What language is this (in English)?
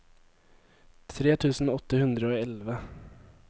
Norwegian